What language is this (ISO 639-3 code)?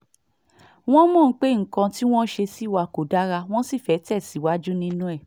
yor